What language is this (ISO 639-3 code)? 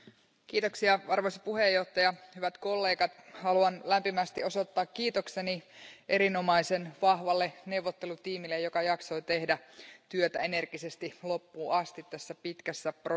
fin